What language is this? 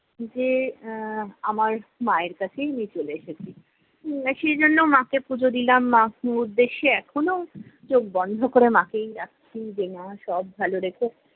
Bangla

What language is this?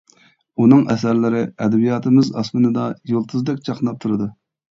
Uyghur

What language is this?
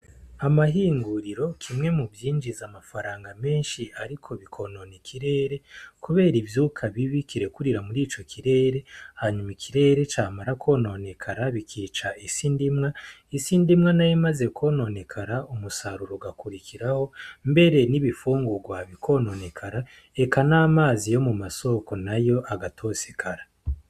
Rundi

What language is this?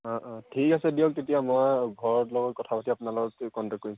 Assamese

